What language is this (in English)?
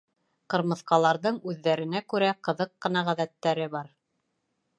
Bashkir